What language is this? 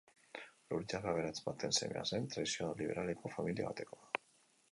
Basque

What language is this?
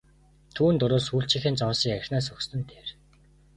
Mongolian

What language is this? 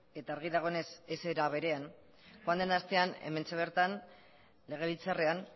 Basque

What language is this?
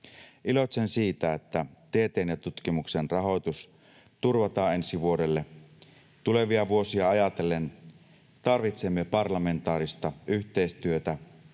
Finnish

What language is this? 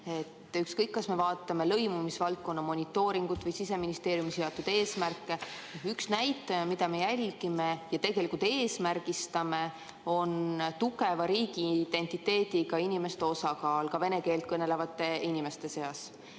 Estonian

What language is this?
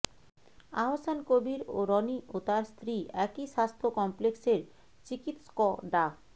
Bangla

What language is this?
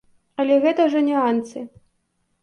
Belarusian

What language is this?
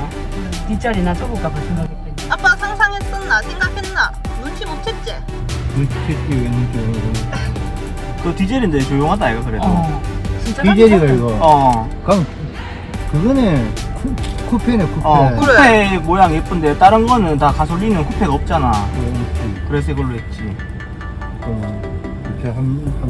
Korean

